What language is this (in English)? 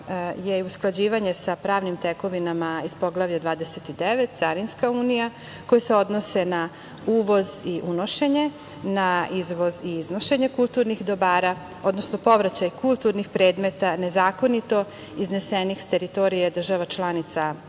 Serbian